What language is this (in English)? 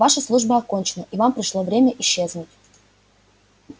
Russian